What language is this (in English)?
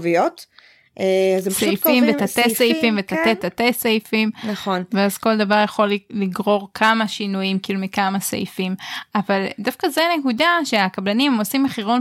Hebrew